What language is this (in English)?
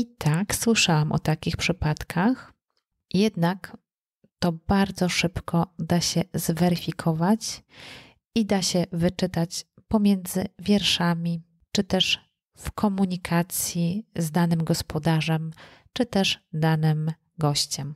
Polish